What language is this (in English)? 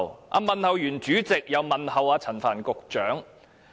Cantonese